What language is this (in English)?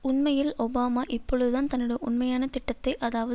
Tamil